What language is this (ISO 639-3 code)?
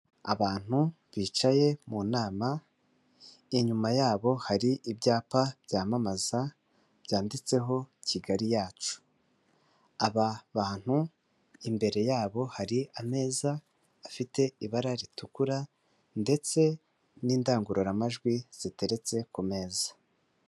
kin